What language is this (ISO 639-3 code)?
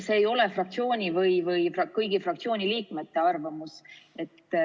est